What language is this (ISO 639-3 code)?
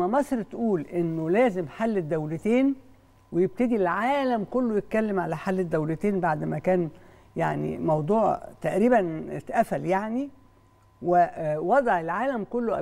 ara